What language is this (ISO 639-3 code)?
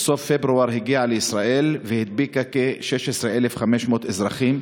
heb